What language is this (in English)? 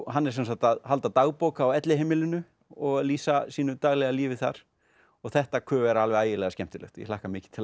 Icelandic